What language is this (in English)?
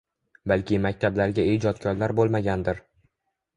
Uzbek